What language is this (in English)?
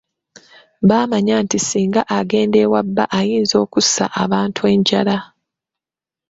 Ganda